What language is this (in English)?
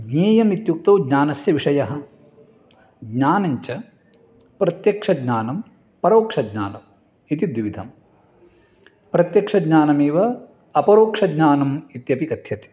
Sanskrit